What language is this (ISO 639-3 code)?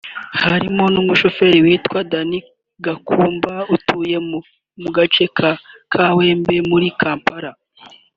kin